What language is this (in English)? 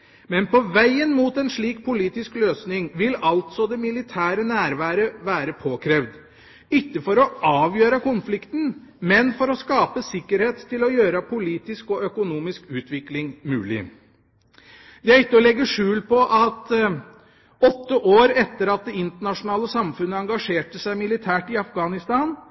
Norwegian Bokmål